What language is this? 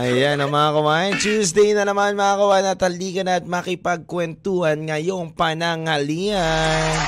Filipino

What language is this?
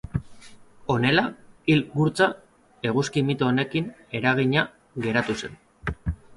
Basque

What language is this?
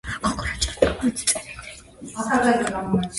Georgian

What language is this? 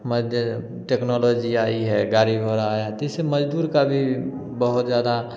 Hindi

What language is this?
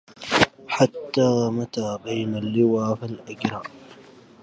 Arabic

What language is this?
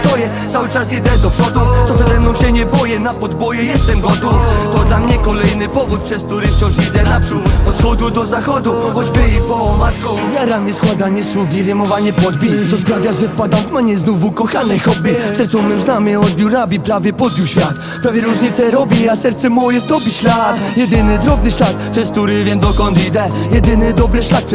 Polish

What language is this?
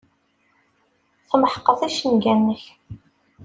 Kabyle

